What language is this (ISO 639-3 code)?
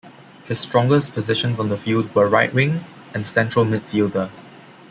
eng